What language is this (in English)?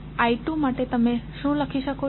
Gujarati